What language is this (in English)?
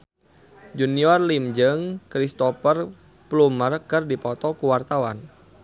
Sundanese